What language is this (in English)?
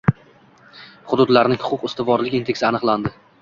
Uzbek